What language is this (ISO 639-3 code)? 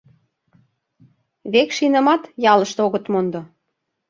chm